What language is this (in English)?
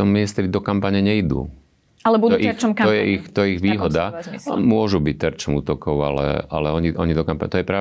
Slovak